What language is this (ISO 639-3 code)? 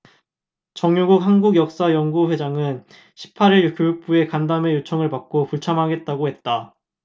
kor